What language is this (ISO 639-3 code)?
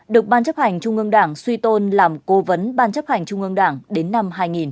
vie